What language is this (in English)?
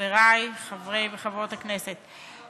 Hebrew